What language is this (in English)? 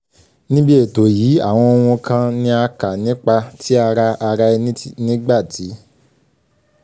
Yoruba